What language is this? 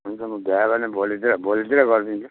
Nepali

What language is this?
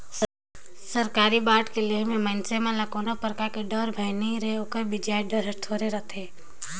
Chhattisgarhi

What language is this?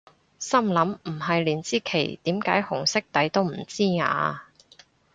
Cantonese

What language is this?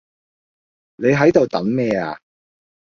Cantonese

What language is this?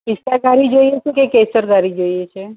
Gujarati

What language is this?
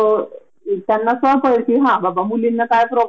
Marathi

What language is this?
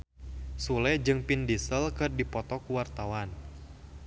Sundanese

